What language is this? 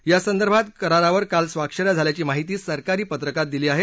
Marathi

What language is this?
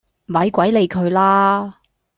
Cantonese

